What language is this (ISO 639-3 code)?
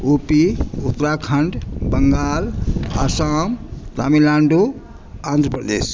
mai